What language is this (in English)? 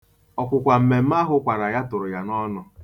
Igbo